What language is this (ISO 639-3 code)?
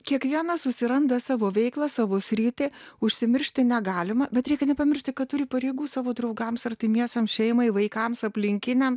lit